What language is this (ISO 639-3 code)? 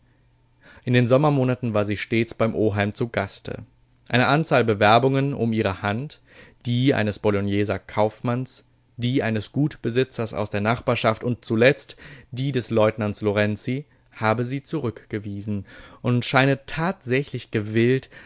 deu